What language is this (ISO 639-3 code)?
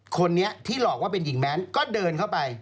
tha